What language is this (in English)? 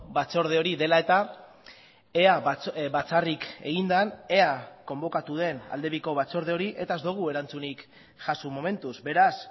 Basque